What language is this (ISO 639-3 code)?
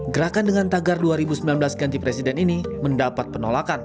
ind